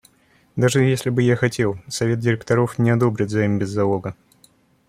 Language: Russian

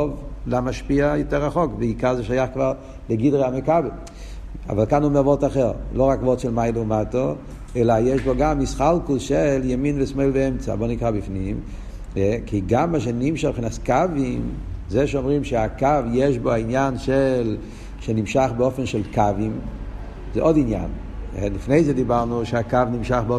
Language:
Hebrew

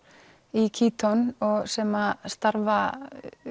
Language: Icelandic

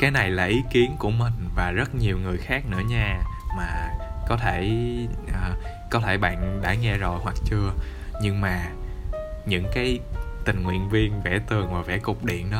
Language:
Vietnamese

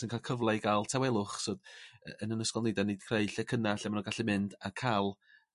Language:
Welsh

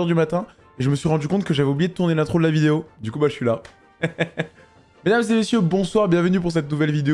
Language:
French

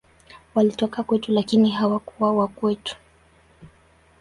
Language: Swahili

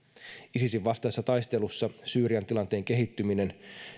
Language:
Finnish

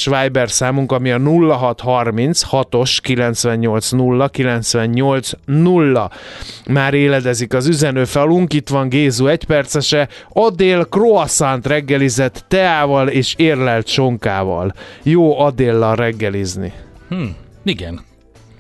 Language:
Hungarian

